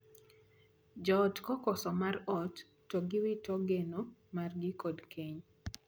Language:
Luo (Kenya and Tanzania)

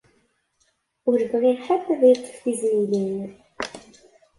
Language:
Kabyle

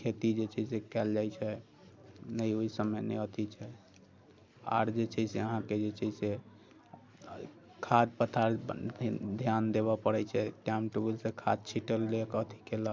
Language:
Maithili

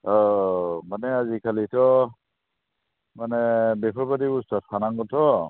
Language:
Bodo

